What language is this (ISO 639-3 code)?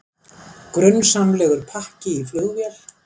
isl